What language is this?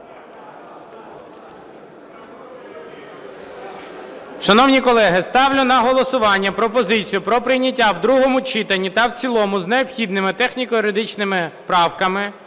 Ukrainian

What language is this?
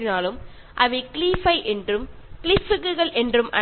Malayalam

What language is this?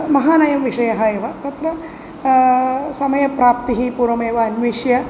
Sanskrit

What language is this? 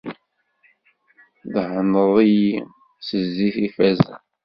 Kabyle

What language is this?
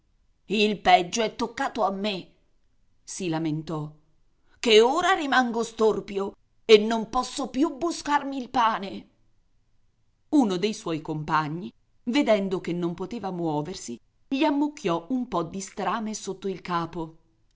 Italian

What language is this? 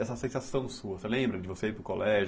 Portuguese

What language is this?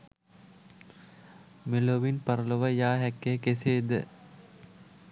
Sinhala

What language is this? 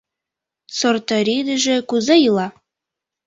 Mari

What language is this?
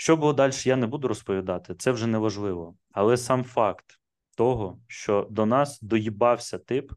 Ukrainian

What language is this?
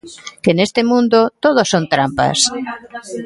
Galician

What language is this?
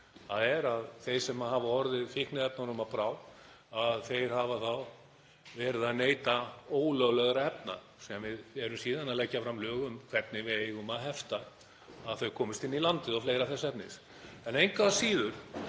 Icelandic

